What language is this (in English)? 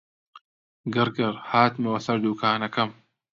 Central Kurdish